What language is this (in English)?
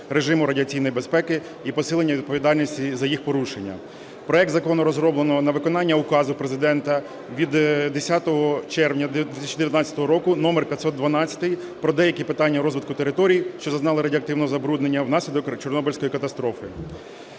Ukrainian